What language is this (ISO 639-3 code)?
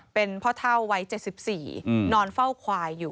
tha